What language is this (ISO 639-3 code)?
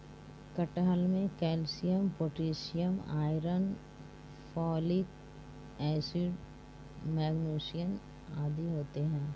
hin